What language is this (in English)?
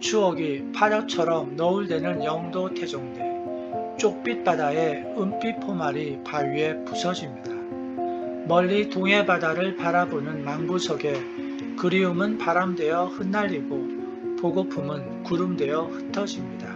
Korean